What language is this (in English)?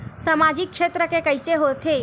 Chhattisgarhi